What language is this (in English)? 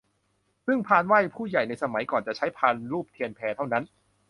Thai